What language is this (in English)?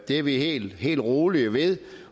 Danish